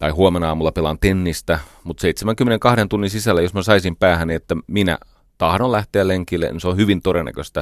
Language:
Finnish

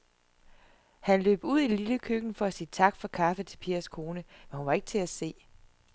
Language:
Danish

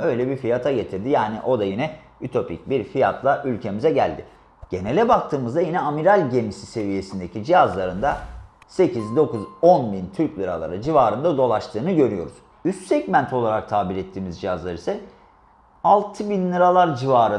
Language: Turkish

